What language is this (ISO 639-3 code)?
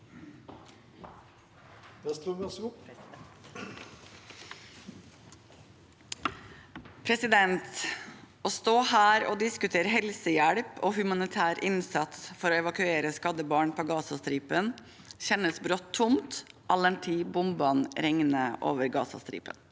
nor